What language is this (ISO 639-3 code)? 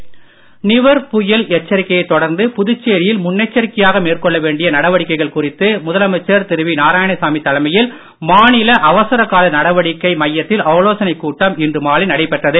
tam